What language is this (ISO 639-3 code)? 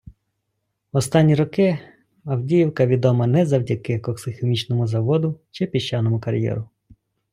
ukr